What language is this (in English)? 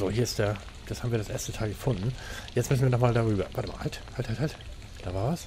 German